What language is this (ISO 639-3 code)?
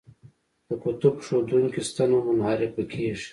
pus